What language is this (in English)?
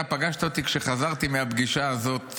Hebrew